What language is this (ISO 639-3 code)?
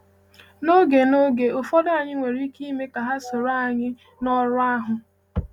ibo